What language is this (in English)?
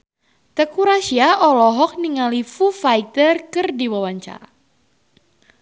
Sundanese